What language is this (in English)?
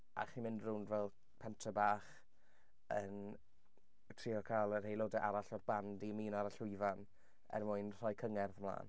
Welsh